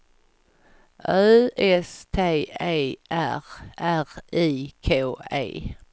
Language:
Swedish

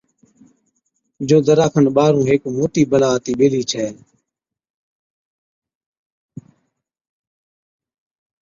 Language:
Od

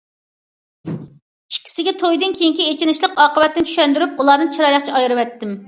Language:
Uyghur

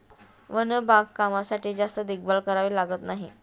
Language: Marathi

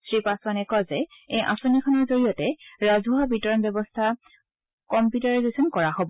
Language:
Assamese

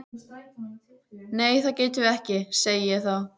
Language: Icelandic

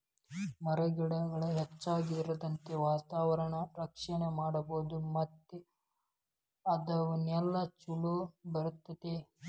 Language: Kannada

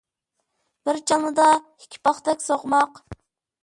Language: Uyghur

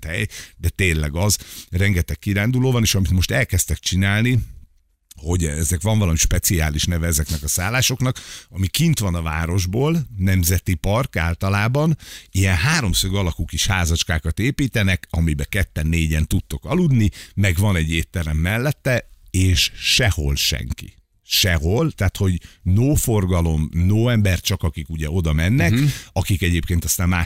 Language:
Hungarian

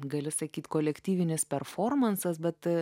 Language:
Lithuanian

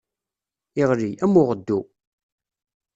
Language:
Kabyle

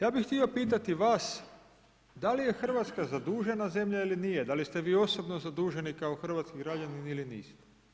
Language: Croatian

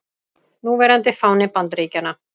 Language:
Icelandic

